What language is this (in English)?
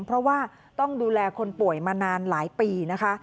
Thai